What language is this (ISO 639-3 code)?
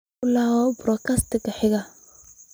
som